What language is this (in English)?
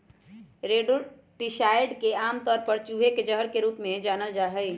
Magahi